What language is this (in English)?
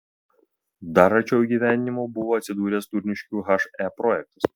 Lithuanian